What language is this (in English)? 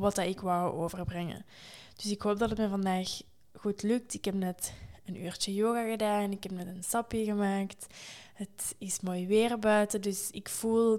Dutch